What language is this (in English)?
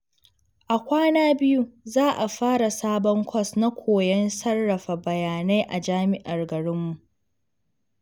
Hausa